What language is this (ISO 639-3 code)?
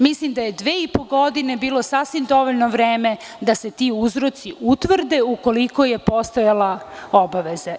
srp